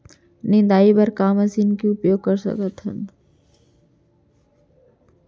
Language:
Chhattisgarhi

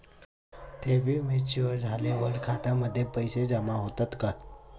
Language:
Marathi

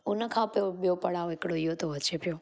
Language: Sindhi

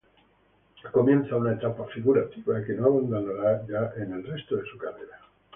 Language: Spanish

